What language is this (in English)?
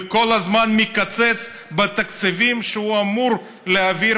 Hebrew